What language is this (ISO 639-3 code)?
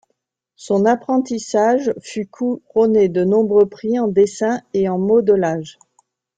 fra